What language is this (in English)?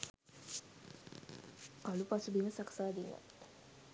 Sinhala